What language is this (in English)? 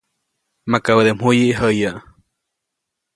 Copainalá Zoque